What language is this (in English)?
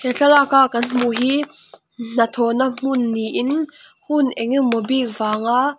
Mizo